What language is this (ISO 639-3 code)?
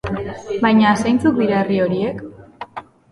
eus